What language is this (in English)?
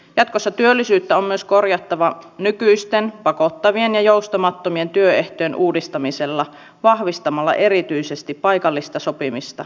Finnish